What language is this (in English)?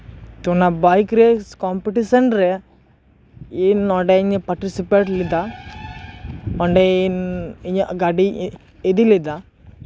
Santali